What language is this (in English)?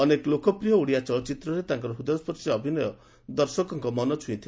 Odia